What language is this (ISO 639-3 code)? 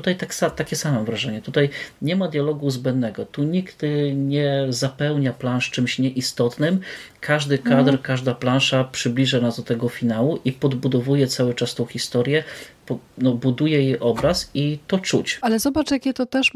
pol